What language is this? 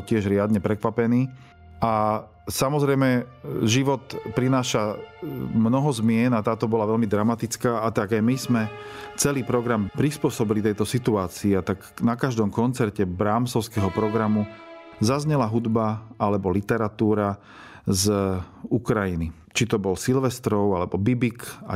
Slovak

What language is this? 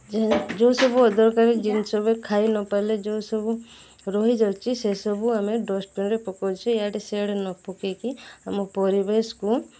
Odia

